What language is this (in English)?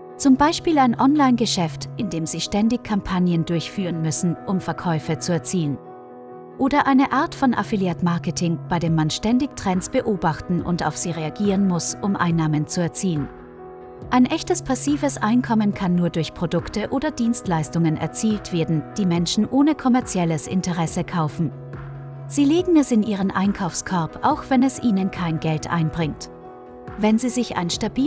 German